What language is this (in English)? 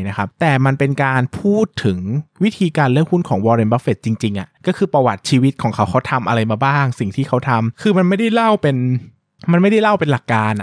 Thai